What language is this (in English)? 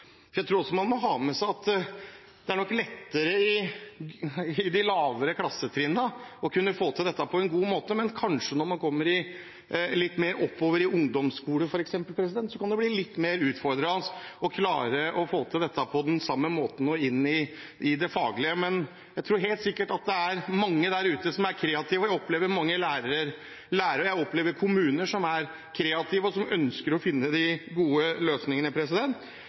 Norwegian Bokmål